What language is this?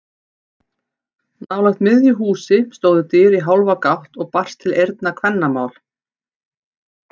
Icelandic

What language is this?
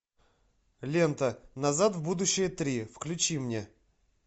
Russian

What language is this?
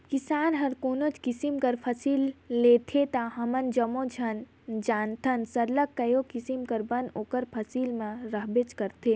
Chhattisgarhi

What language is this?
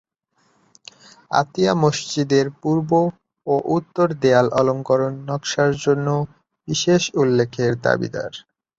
Bangla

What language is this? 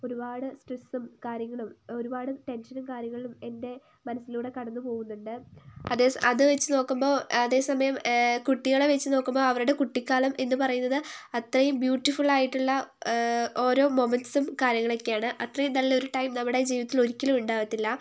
Malayalam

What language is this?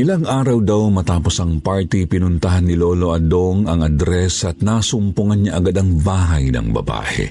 Filipino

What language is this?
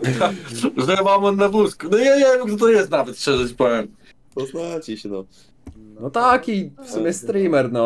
Polish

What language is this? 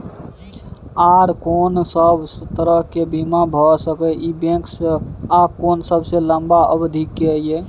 Maithili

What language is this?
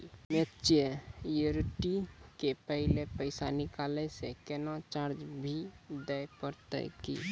Maithili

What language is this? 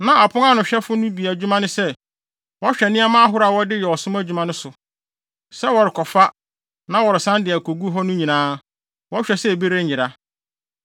Akan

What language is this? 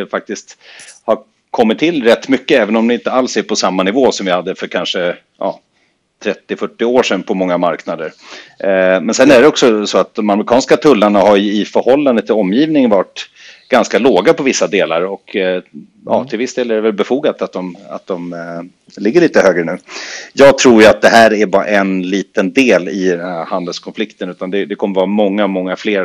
Swedish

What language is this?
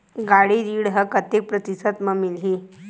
Chhattisgarhi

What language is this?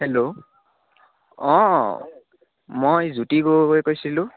Assamese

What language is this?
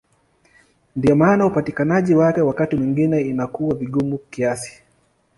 Swahili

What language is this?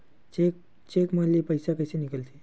Chhattisgarhi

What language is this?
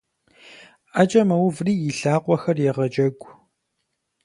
Kabardian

